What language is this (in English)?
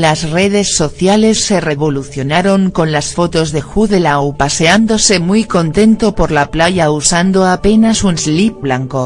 Spanish